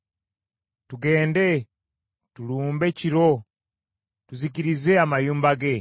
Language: Ganda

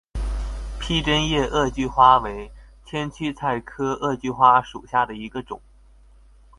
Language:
Chinese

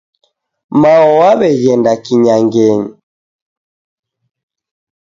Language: Taita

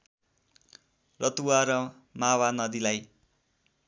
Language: Nepali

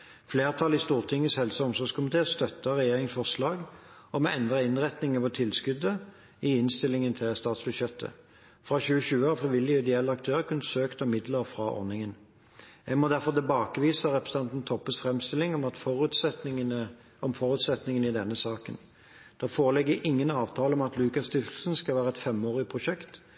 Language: Norwegian Bokmål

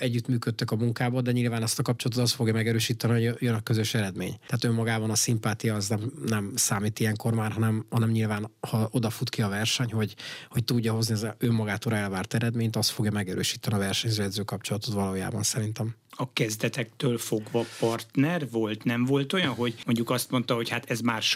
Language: Hungarian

